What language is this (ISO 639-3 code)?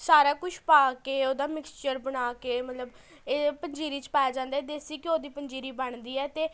pan